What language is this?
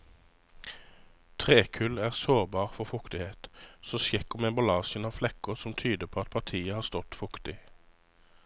Norwegian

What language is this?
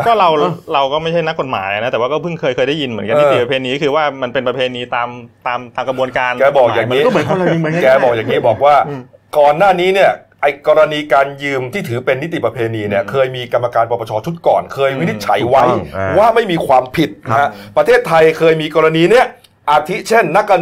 Thai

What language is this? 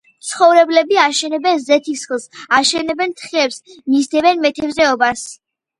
Georgian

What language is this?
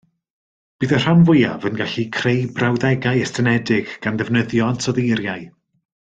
Welsh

